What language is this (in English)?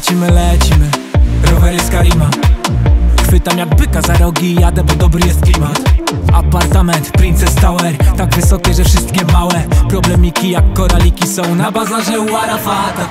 Polish